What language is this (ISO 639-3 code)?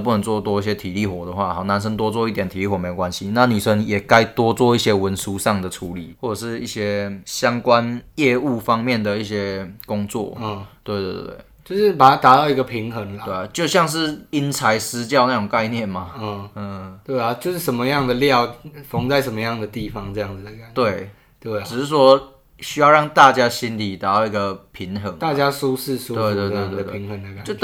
zho